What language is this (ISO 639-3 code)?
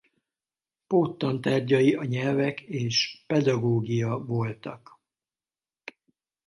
hun